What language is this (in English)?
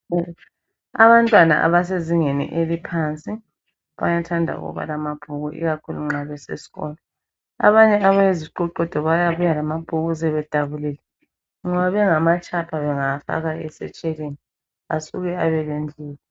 North Ndebele